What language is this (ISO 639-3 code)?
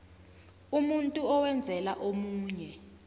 nbl